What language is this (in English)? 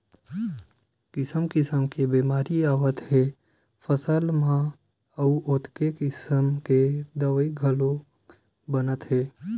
Chhattisgarhi